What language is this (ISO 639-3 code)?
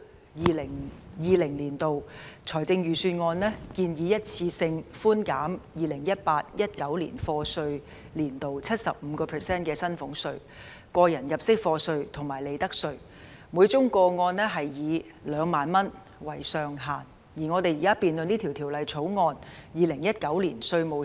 yue